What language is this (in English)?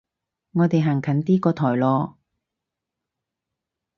Cantonese